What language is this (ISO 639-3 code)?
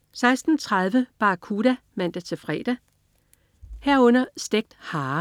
dan